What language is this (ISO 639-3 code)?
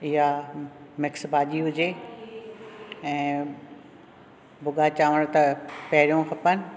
snd